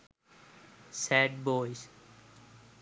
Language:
Sinhala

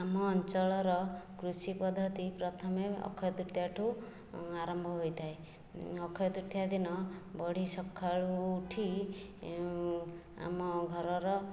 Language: Odia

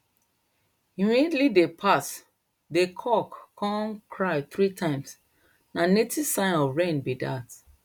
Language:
Nigerian Pidgin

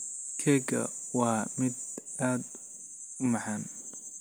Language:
Somali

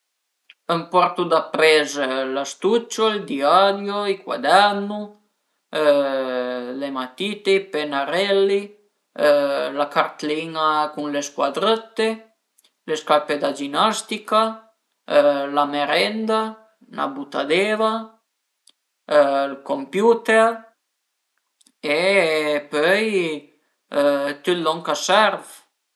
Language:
Piedmontese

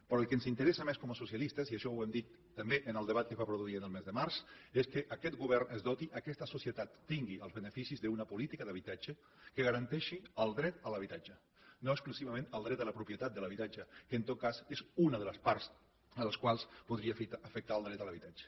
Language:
Catalan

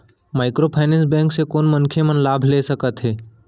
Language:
Chhattisgarhi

